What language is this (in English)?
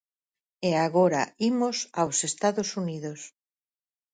Galician